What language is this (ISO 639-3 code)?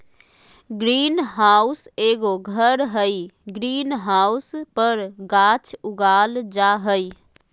mag